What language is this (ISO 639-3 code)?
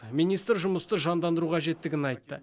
kaz